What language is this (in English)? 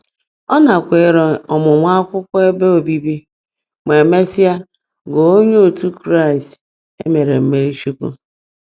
Igbo